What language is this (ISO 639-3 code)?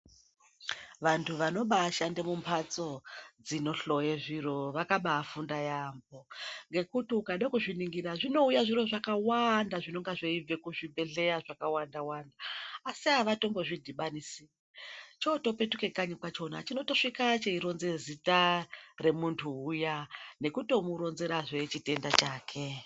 ndc